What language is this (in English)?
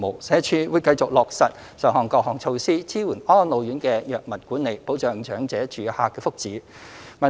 Cantonese